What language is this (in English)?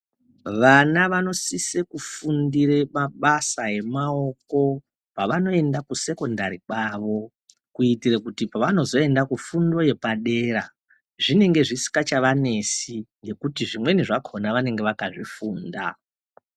Ndau